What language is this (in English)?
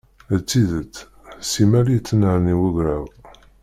Kabyle